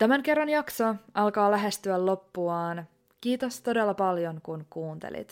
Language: Finnish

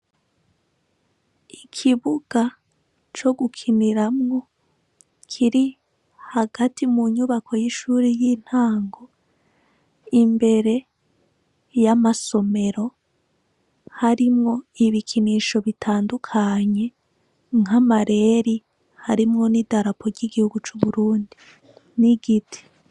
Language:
Rundi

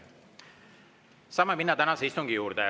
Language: Estonian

